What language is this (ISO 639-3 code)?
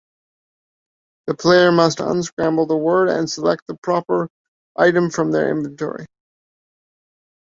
eng